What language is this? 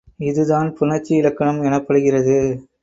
Tamil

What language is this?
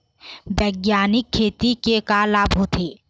Chhattisgarhi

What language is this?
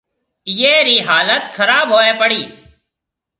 Marwari (Pakistan)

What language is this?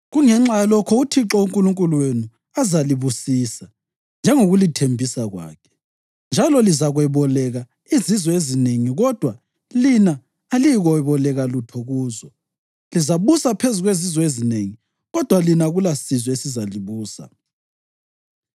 North Ndebele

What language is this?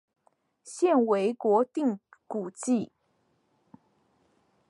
Chinese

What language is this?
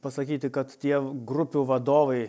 Lithuanian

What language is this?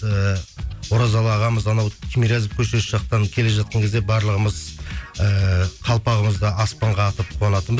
Kazakh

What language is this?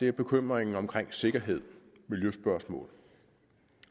Danish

